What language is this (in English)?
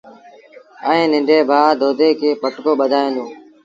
Sindhi Bhil